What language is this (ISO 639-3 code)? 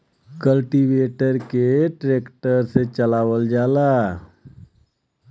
bho